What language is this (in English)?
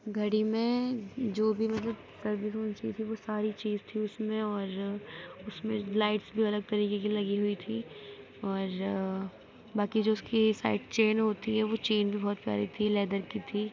Urdu